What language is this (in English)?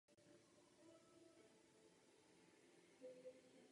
Czech